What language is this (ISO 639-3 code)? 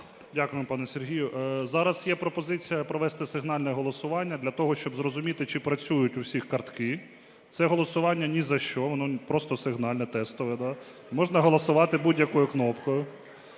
ukr